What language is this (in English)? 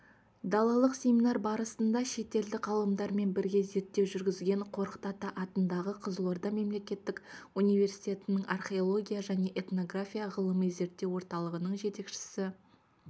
Kazakh